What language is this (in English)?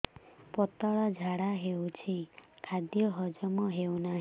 Odia